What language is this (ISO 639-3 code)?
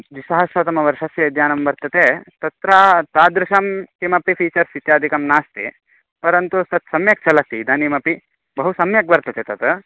san